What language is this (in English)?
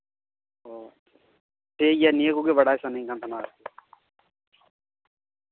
Santali